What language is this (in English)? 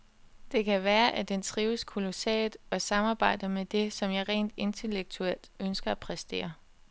Danish